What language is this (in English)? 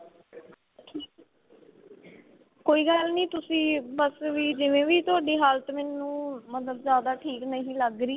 Punjabi